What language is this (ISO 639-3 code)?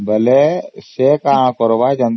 ori